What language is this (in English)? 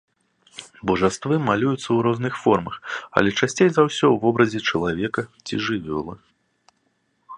Belarusian